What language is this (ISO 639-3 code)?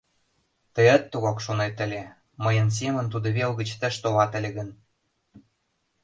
chm